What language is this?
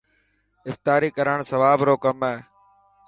Dhatki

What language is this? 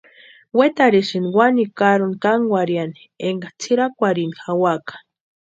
Western Highland Purepecha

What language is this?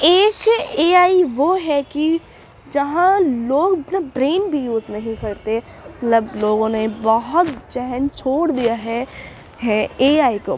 Urdu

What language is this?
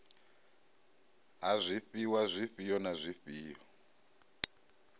Venda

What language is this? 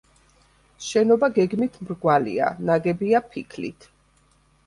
Georgian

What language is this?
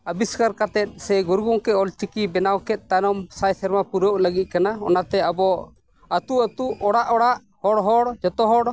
Santali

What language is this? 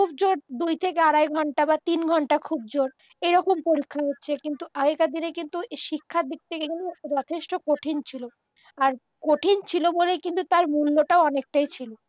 Bangla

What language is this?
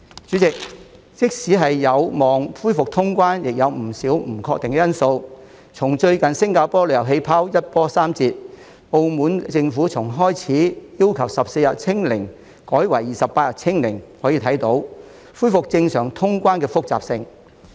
Cantonese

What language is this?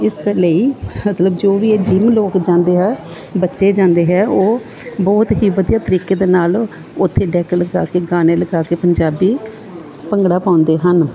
Punjabi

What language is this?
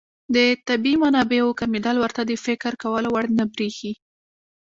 Pashto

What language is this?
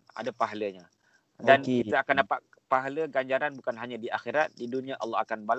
Malay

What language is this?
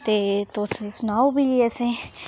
Dogri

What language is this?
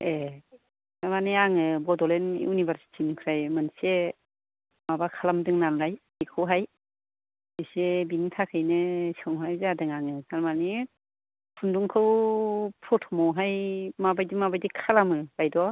Bodo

